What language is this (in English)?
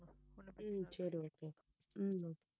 Tamil